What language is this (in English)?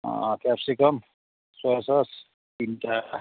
Nepali